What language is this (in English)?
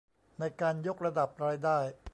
Thai